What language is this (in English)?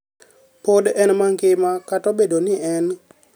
Luo (Kenya and Tanzania)